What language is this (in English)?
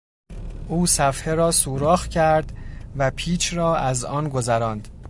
Persian